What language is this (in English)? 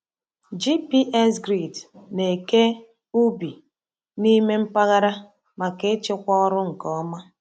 Igbo